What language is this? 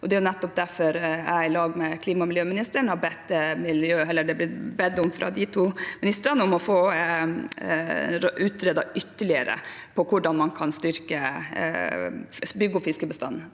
Norwegian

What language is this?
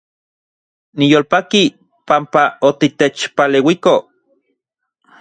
Central Puebla Nahuatl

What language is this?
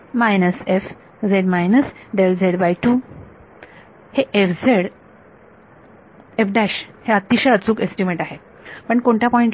Marathi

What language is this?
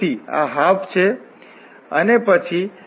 Gujarati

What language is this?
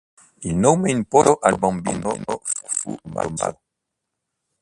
Italian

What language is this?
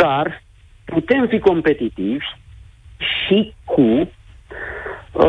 Romanian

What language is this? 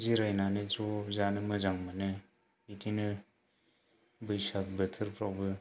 Bodo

